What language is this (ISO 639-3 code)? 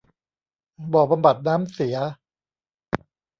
tha